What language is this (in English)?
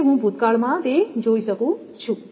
Gujarati